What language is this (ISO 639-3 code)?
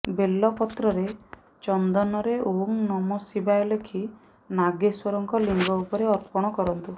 ori